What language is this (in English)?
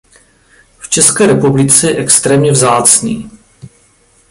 Czech